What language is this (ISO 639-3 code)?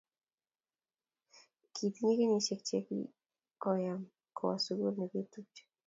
kln